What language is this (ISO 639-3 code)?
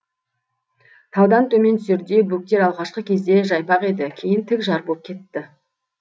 kaz